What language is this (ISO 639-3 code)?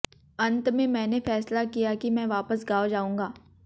hin